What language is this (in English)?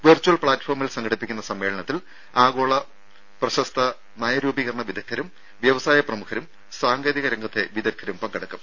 Malayalam